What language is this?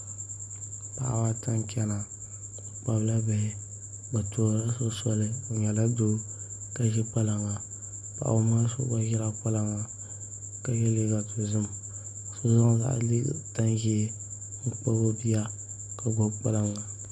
Dagbani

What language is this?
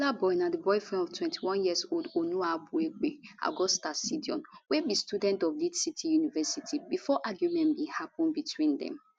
Nigerian Pidgin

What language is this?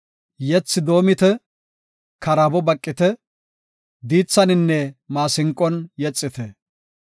Gofa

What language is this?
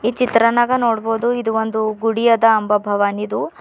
Kannada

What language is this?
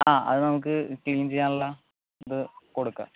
Malayalam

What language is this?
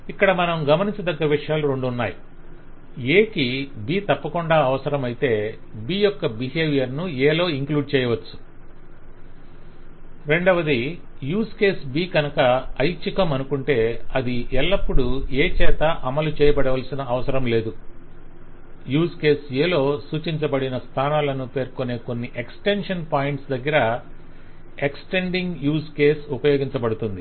Telugu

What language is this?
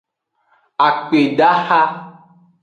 Aja (Benin)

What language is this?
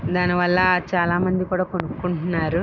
Telugu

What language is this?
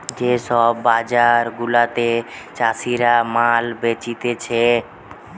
Bangla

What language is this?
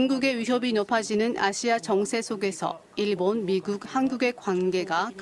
Korean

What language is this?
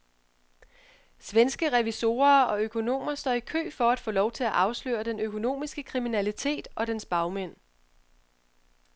Danish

